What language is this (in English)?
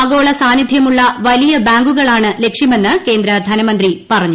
Malayalam